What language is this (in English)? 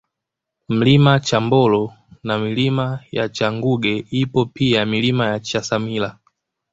Swahili